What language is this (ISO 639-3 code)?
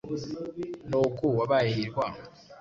kin